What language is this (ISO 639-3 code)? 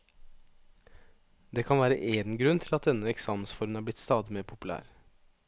nor